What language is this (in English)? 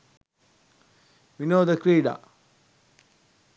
Sinhala